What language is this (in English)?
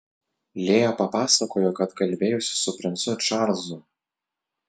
Lithuanian